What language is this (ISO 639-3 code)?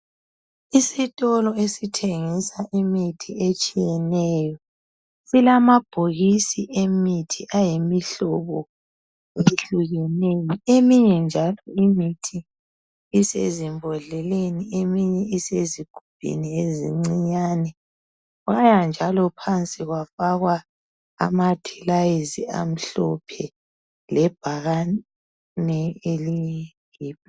nde